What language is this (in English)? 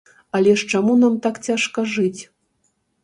Belarusian